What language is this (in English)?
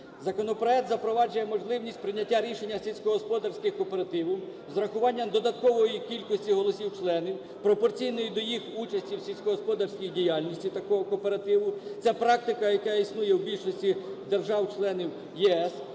Ukrainian